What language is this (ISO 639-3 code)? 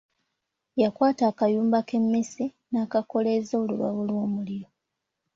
lug